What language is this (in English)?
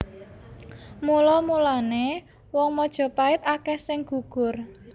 Javanese